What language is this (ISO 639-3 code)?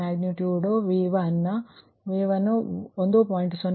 kan